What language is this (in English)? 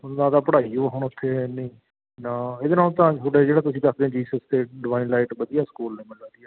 Punjabi